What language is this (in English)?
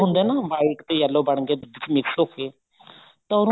Punjabi